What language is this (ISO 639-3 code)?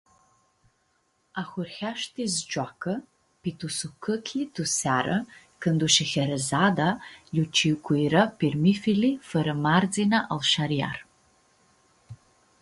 rup